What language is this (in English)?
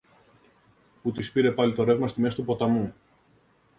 Greek